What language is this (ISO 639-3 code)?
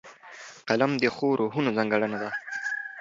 pus